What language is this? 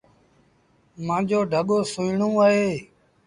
Sindhi Bhil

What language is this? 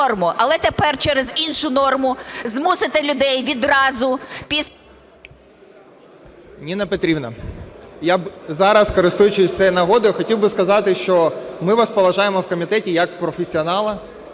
Ukrainian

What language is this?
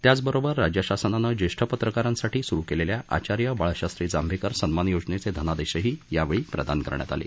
Marathi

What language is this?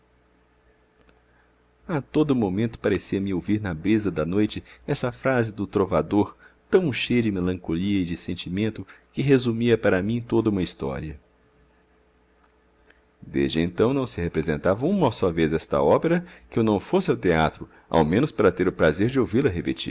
Portuguese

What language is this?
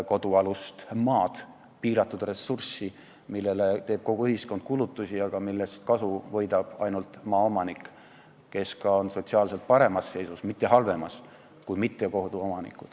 Estonian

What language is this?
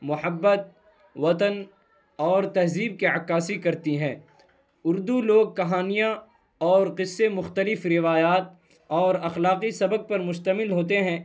Urdu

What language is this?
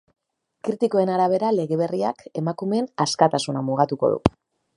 Basque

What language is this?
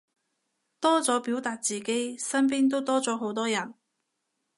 Cantonese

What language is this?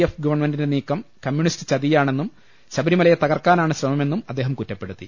Malayalam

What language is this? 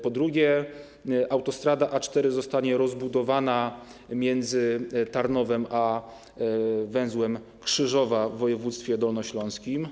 Polish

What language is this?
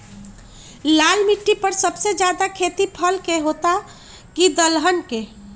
Magahi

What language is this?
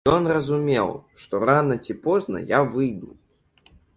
Belarusian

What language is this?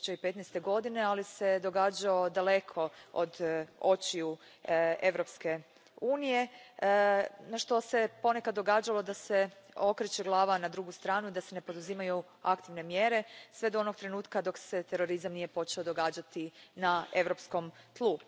Croatian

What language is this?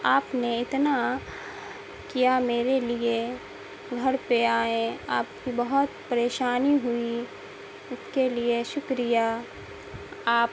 Urdu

